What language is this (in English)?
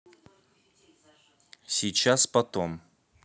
Russian